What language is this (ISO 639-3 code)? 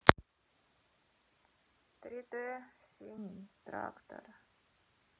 rus